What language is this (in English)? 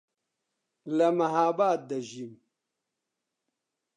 Central Kurdish